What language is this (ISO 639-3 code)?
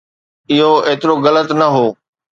snd